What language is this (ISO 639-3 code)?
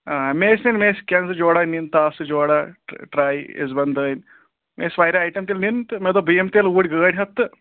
kas